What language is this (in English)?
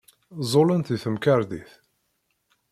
Kabyle